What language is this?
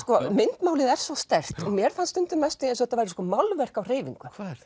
Icelandic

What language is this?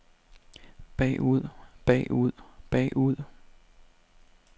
Danish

